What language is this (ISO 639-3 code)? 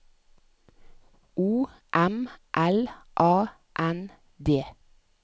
nor